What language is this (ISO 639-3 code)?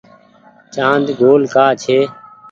gig